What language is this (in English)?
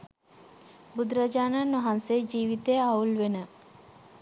Sinhala